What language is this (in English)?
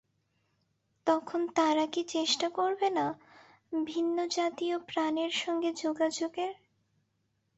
Bangla